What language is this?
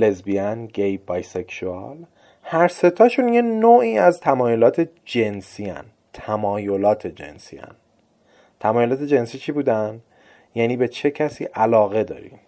Persian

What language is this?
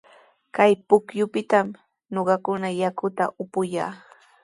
Sihuas Ancash Quechua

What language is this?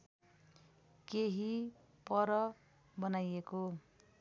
Nepali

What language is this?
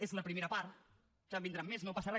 Catalan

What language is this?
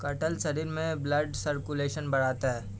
Hindi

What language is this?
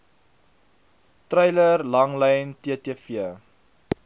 Afrikaans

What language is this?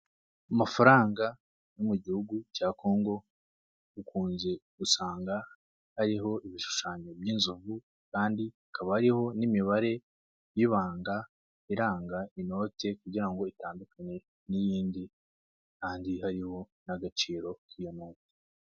Kinyarwanda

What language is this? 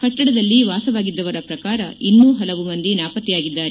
Kannada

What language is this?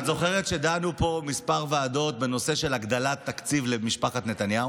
Hebrew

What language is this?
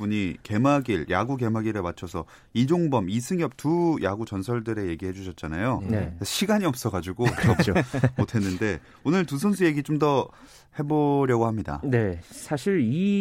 Korean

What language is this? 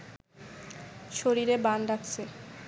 Bangla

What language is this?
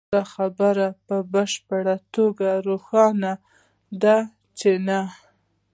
Pashto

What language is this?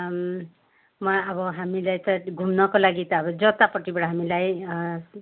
Nepali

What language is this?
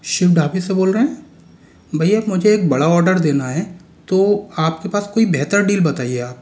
Hindi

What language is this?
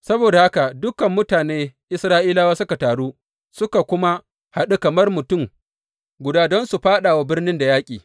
Hausa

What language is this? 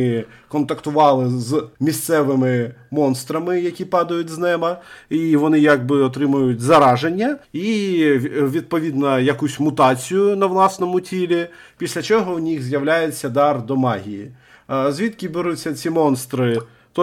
Ukrainian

